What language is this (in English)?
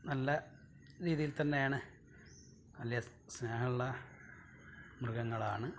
Malayalam